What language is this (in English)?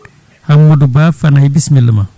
Fula